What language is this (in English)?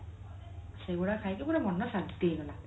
Odia